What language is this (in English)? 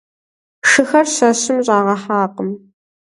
Kabardian